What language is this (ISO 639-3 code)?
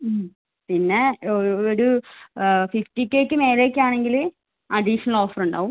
mal